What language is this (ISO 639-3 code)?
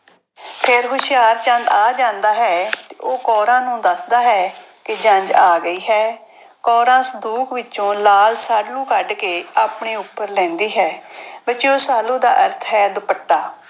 pan